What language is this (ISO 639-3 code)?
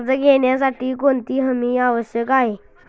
mar